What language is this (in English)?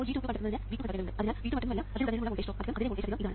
Malayalam